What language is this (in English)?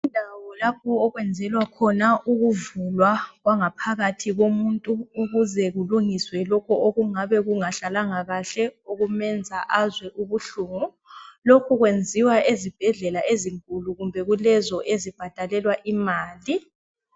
North Ndebele